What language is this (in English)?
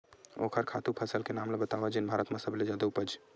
Chhattisgarhi